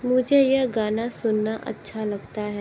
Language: Hindi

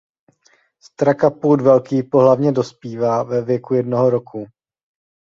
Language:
Czech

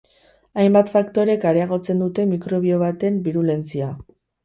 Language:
Basque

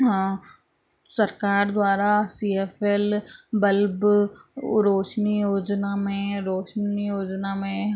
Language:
Sindhi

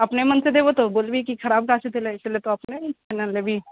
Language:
Maithili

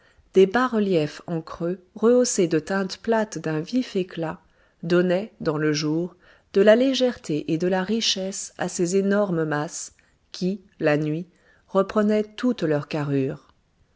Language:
French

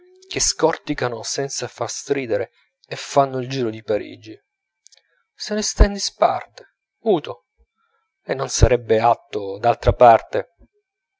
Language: Italian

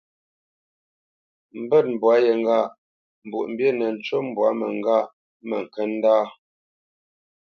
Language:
Bamenyam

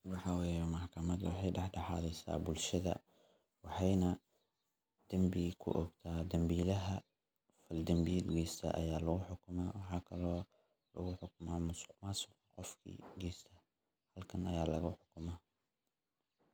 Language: Somali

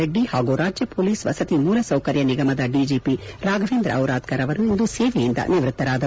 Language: Kannada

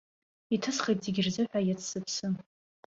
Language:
Abkhazian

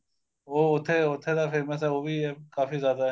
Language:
Punjabi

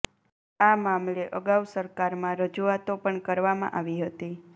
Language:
Gujarati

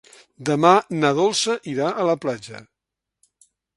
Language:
Catalan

